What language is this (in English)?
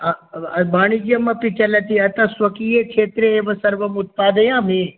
Sanskrit